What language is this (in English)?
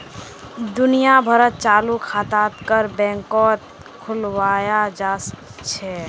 Magahi